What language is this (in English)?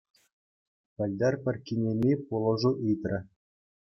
Chuvash